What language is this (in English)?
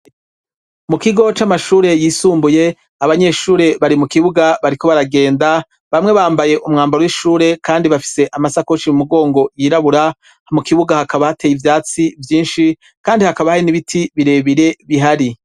Rundi